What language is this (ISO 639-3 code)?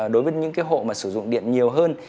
vie